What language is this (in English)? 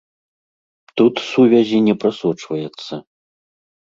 Belarusian